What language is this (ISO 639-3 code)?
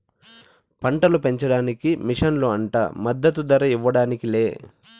tel